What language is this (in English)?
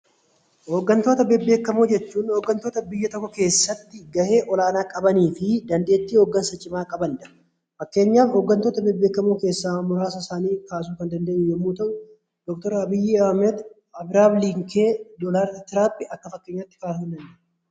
Oromo